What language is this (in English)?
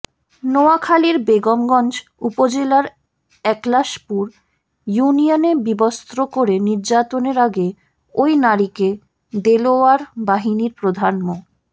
Bangla